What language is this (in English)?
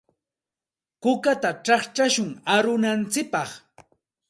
Santa Ana de Tusi Pasco Quechua